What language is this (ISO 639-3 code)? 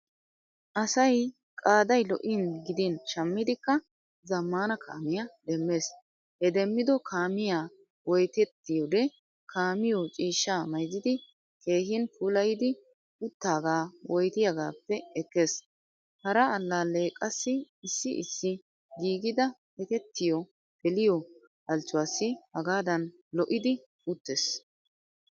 wal